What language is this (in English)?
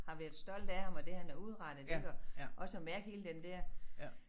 Danish